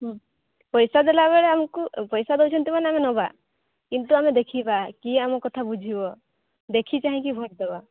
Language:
Odia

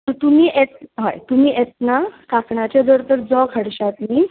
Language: Konkani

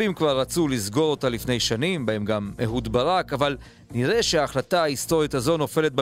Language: Hebrew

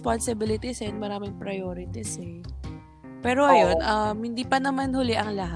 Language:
Filipino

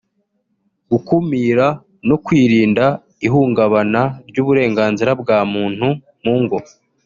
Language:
Kinyarwanda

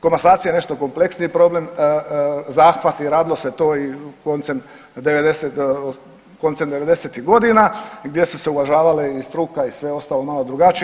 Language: Croatian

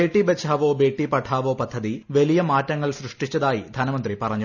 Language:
Malayalam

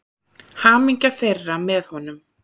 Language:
Icelandic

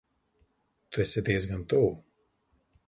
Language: Latvian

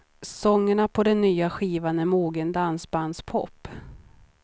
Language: Swedish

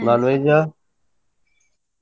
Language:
Kannada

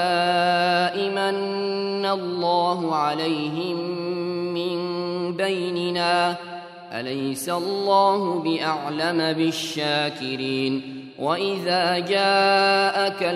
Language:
Arabic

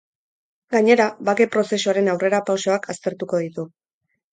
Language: Basque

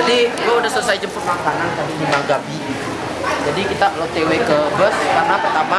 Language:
Indonesian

